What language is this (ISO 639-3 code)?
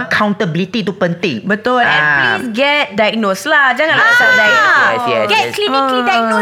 msa